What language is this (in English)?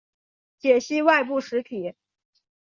Chinese